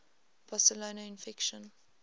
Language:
English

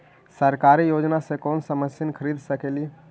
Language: Magahi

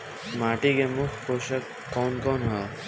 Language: Bhojpuri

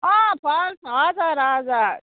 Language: Nepali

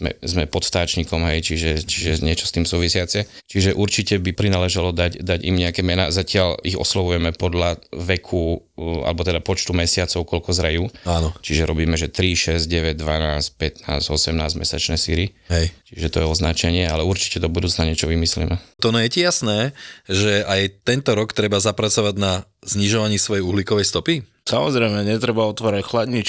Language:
Slovak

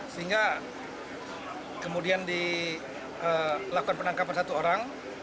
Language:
Indonesian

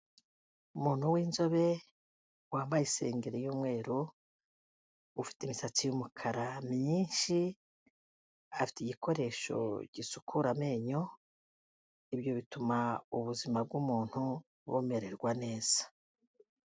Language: Kinyarwanda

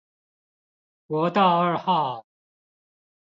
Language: Chinese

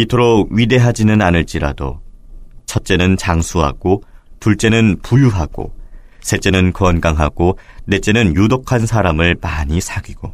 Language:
Korean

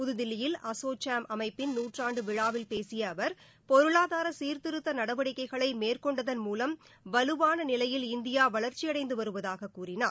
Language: Tamil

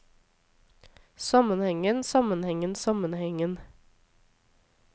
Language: Norwegian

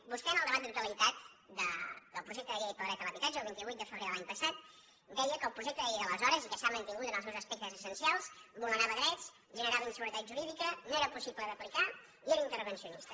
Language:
Catalan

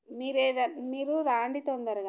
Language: Telugu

